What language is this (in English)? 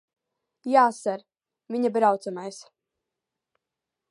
Latvian